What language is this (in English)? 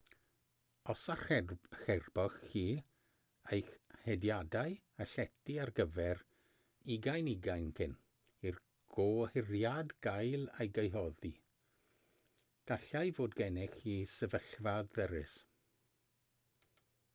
Welsh